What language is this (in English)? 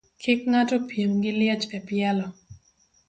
Luo (Kenya and Tanzania)